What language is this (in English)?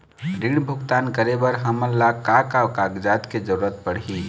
Chhattisgarhi